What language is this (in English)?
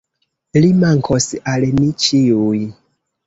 Esperanto